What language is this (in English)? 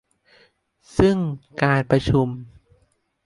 Thai